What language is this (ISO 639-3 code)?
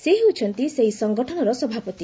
ori